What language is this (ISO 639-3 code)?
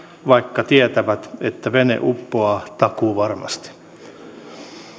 fin